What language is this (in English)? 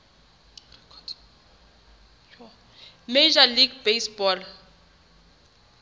Southern Sotho